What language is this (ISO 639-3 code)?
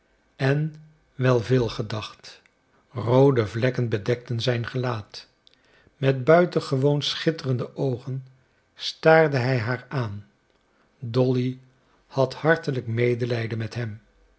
nld